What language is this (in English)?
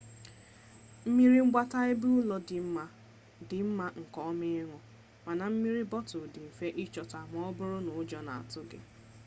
Igbo